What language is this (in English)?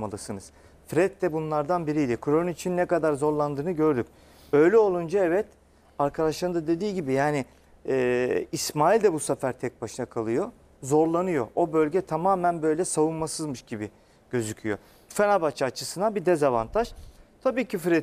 Turkish